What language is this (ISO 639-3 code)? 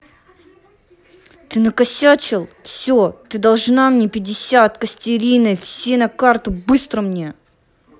rus